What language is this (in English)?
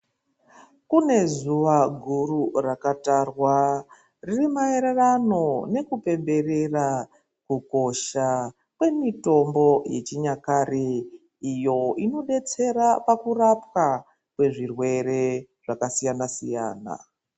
Ndau